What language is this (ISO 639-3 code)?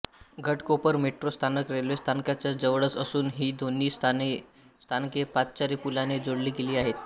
mar